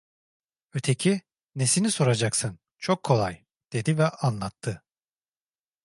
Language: Turkish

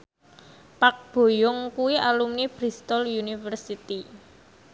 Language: Javanese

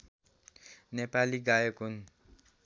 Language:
Nepali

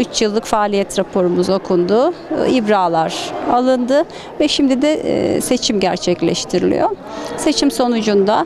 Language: Turkish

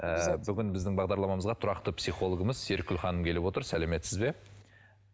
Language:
Kazakh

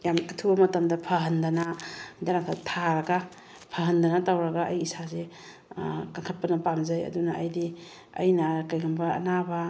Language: Manipuri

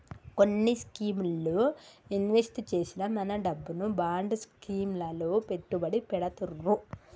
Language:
Telugu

